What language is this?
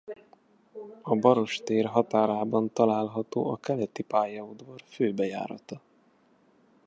Hungarian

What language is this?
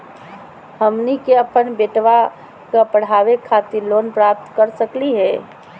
Magahi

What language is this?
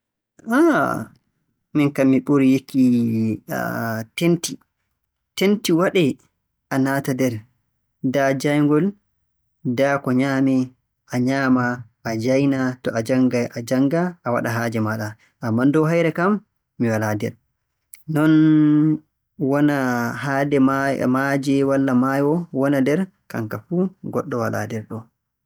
Borgu Fulfulde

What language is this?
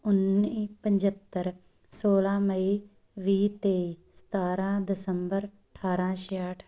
Punjabi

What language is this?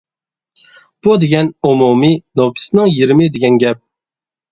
Uyghur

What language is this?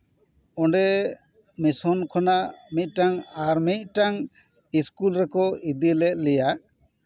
Santali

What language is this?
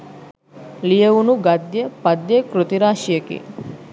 Sinhala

